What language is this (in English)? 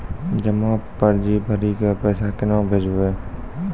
Maithili